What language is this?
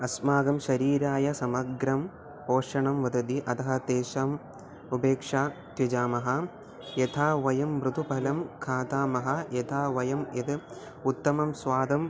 Sanskrit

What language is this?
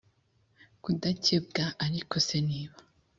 Kinyarwanda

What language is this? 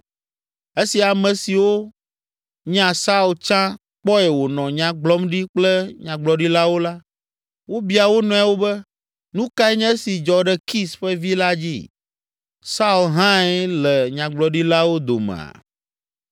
Ewe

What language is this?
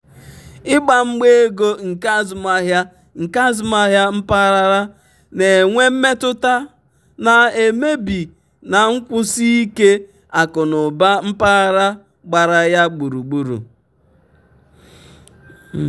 Igbo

